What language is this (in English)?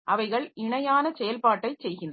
Tamil